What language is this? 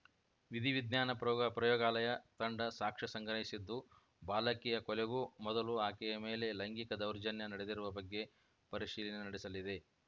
Kannada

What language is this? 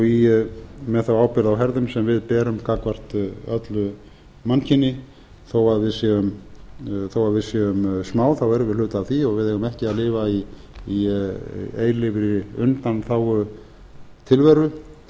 Icelandic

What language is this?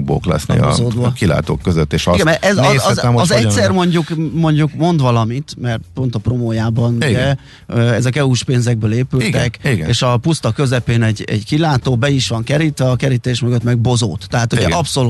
Hungarian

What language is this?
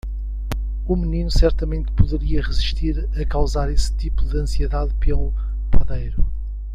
Portuguese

